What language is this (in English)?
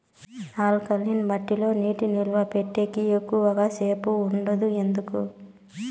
Telugu